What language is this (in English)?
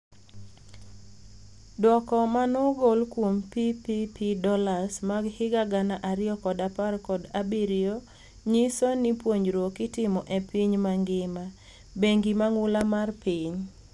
Luo (Kenya and Tanzania)